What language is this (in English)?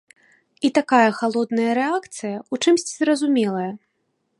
Belarusian